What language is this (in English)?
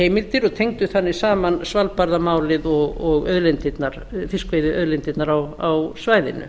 Icelandic